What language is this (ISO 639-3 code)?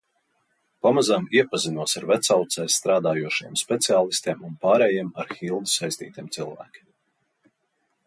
lav